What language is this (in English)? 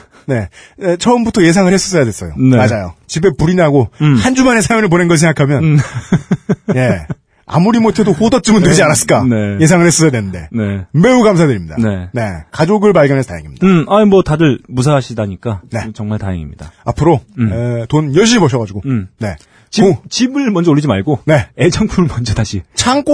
Korean